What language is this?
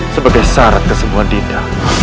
Indonesian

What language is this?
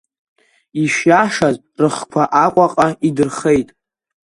Abkhazian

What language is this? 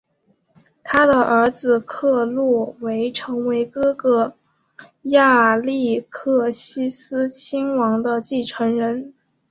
Chinese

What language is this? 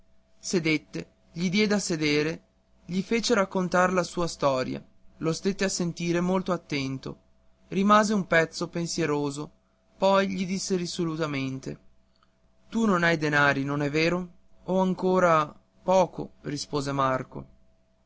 Italian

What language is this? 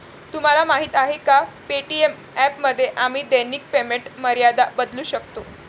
Marathi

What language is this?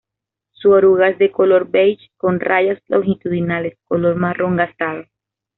Spanish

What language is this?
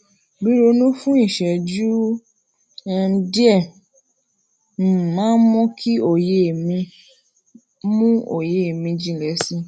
Yoruba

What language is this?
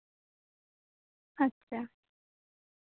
Santali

